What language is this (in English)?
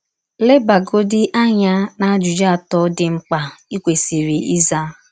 Igbo